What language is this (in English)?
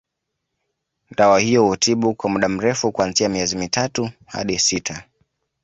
Swahili